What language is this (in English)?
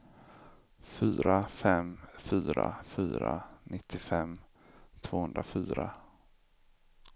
Swedish